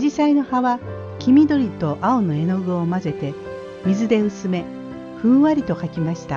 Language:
Japanese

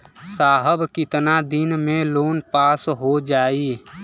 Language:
Bhojpuri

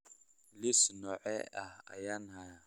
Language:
Somali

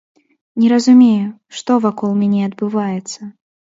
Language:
Belarusian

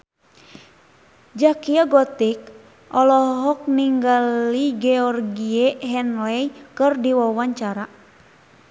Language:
Sundanese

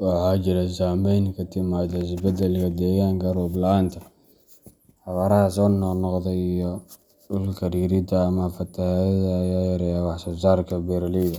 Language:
Somali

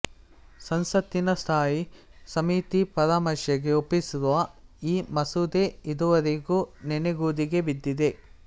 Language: Kannada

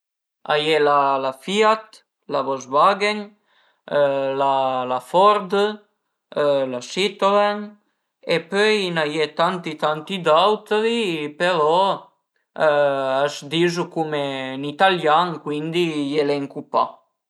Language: Piedmontese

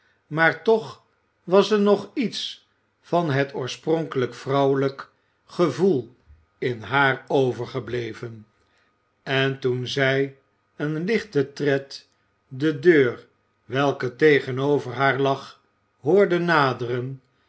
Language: Dutch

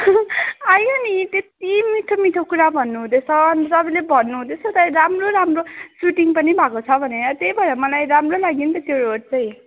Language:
Nepali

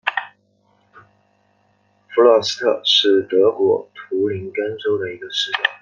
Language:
Chinese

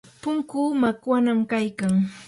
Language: Yanahuanca Pasco Quechua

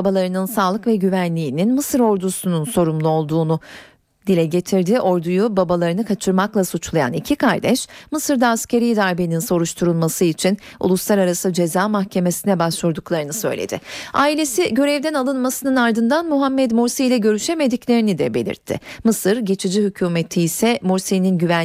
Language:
Turkish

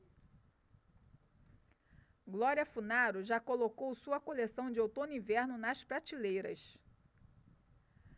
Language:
Portuguese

